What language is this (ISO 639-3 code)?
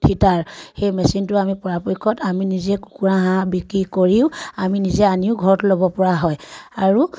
asm